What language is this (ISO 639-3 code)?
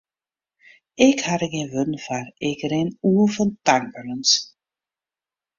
fry